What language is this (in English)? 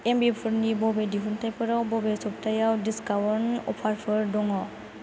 Bodo